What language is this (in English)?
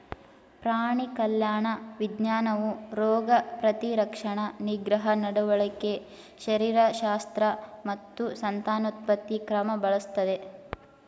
Kannada